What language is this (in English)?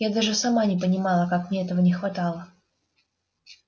Russian